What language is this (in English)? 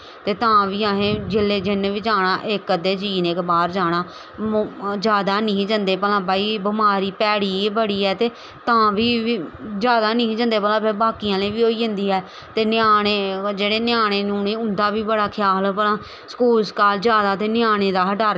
Dogri